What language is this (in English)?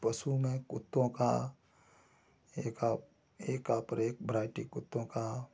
Hindi